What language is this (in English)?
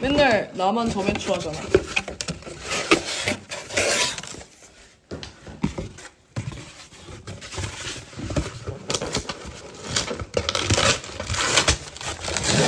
Korean